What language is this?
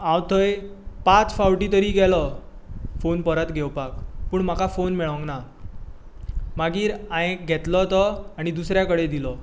Konkani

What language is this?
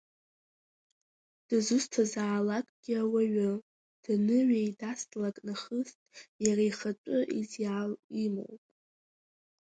Abkhazian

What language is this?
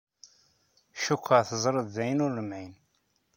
Kabyle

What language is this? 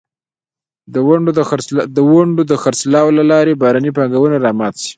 Pashto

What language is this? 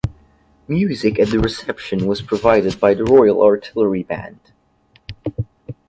English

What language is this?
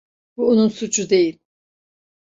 Turkish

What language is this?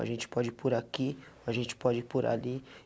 Portuguese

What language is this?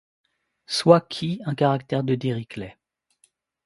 French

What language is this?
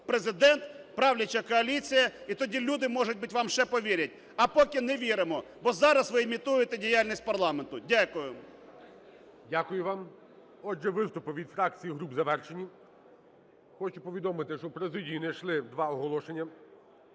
Ukrainian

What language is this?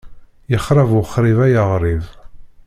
Kabyle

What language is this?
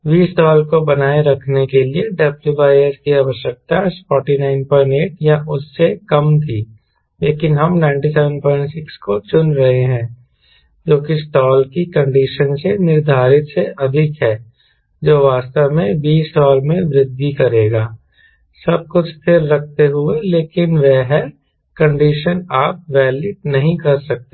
Hindi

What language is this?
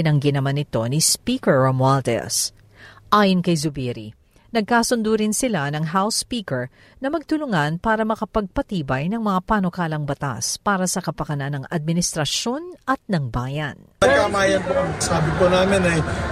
Filipino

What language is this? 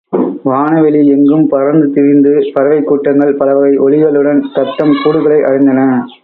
Tamil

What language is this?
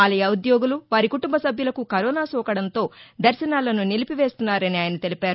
Telugu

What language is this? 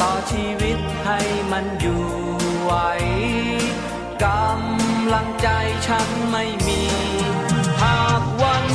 Thai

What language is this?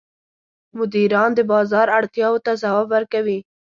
Pashto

